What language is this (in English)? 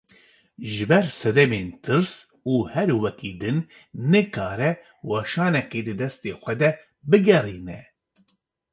Kurdish